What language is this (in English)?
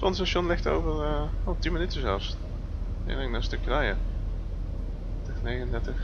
Dutch